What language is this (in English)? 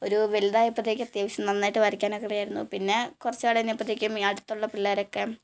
Malayalam